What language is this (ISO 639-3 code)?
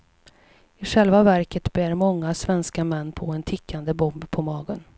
swe